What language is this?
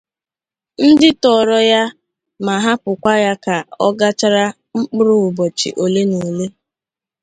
Igbo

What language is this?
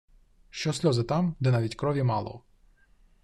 Ukrainian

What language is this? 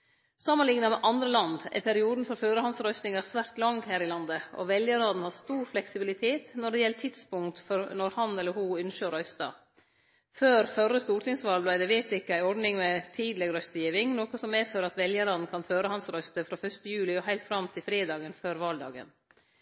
Norwegian Nynorsk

